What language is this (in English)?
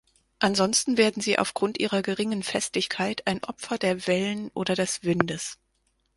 German